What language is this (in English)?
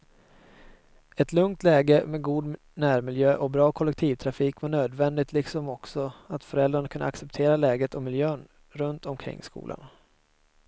Swedish